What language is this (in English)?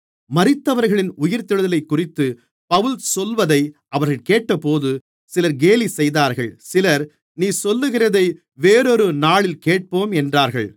Tamil